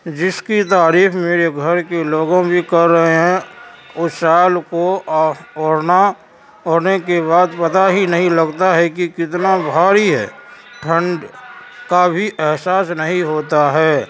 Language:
Urdu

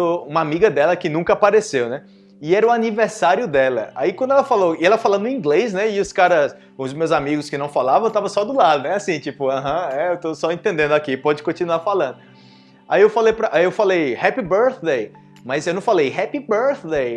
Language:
Portuguese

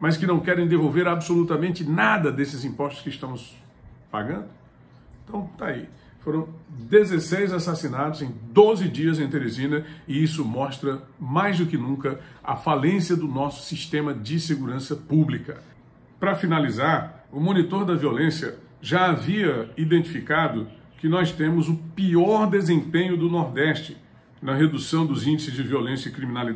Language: Portuguese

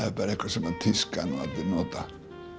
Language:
Icelandic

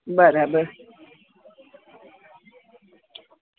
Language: Gujarati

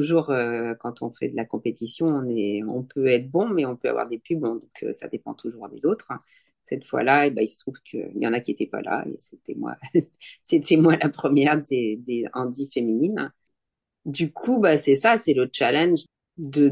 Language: French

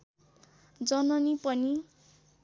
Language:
Nepali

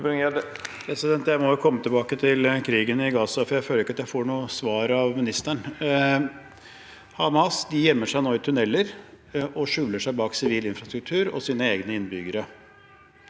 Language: Norwegian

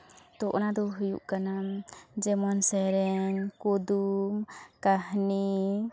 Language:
Santali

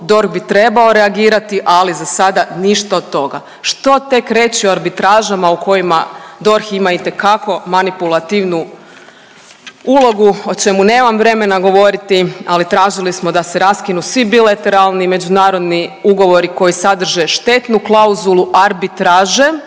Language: Croatian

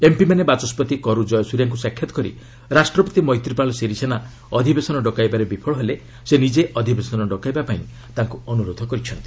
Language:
Odia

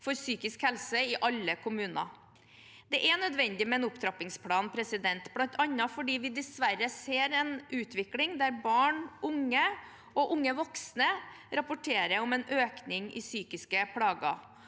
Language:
Norwegian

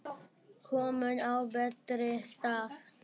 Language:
Icelandic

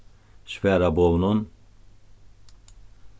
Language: Faroese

